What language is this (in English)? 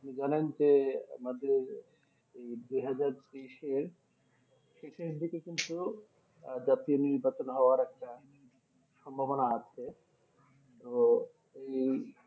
Bangla